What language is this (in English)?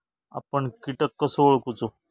Marathi